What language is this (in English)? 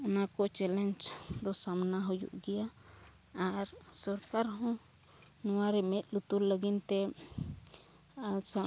Santali